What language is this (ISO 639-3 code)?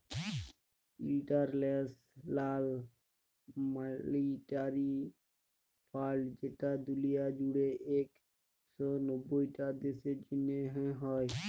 ben